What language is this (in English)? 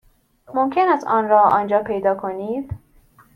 Persian